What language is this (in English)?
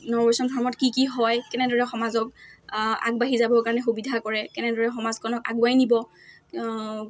Assamese